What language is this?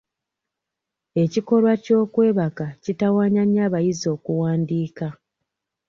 Ganda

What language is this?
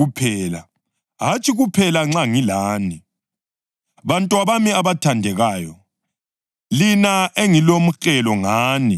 North Ndebele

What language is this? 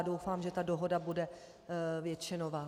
Czech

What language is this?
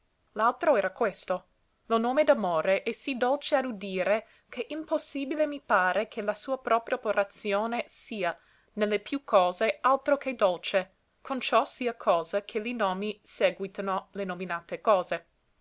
Italian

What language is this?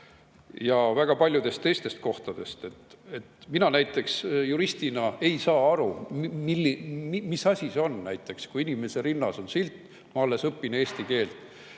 Estonian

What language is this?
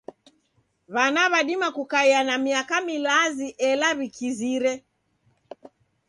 Taita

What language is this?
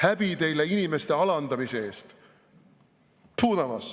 Estonian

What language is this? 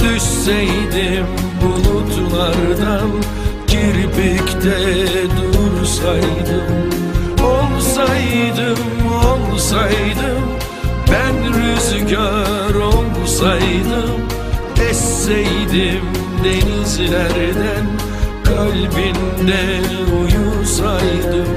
Turkish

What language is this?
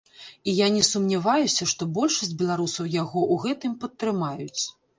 Belarusian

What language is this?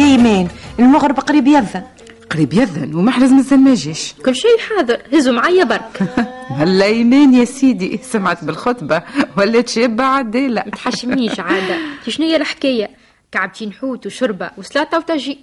Arabic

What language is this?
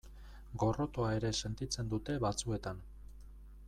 Basque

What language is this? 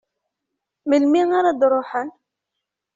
Kabyle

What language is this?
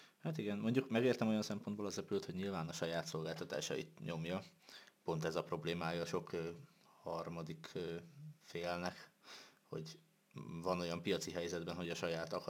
Hungarian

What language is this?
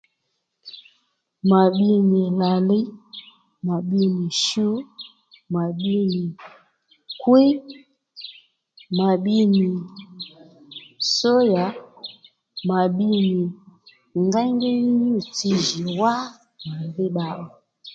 Lendu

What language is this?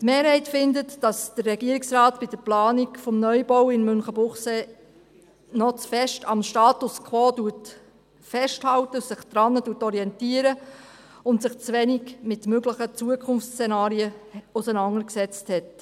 Swiss German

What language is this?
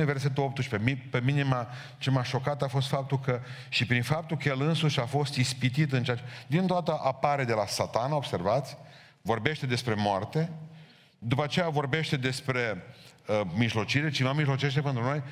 Romanian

